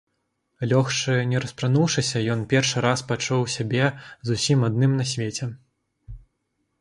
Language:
Belarusian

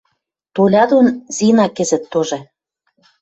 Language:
Western Mari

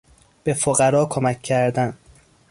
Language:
Persian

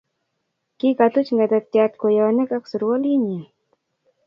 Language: Kalenjin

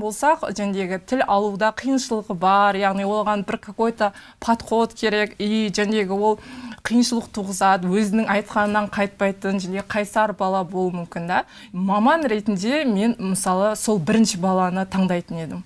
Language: Turkish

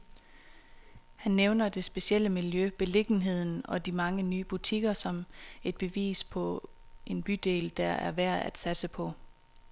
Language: Danish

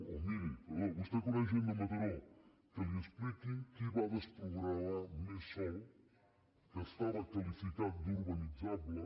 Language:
Catalan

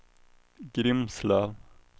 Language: Swedish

